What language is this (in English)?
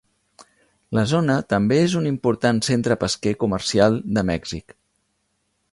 Catalan